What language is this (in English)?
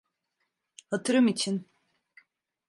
Turkish